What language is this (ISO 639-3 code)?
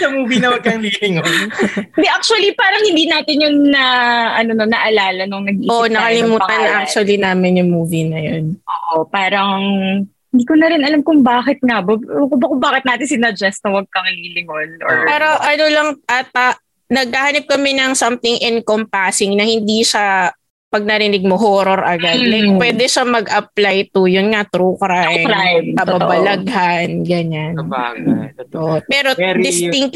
fil